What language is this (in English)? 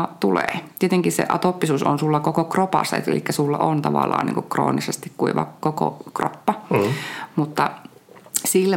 Finnish